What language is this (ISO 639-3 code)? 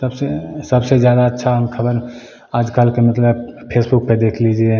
hin